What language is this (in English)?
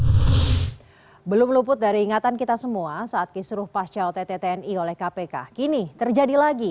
Indonesian